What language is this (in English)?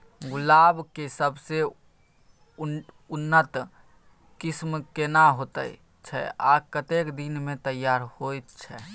Maithili